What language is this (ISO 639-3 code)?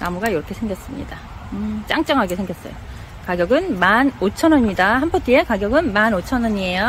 kor